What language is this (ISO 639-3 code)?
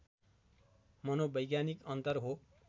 nep